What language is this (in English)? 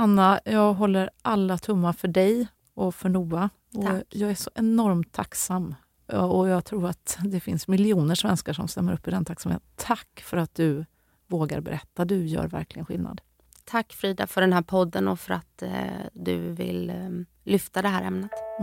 Swedish